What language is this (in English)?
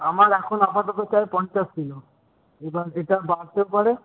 Bangla